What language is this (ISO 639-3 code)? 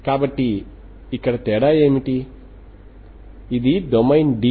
tel